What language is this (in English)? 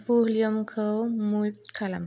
Bodo